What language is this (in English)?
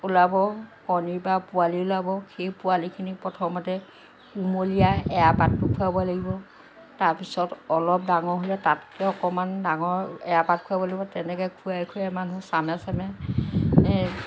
Assamese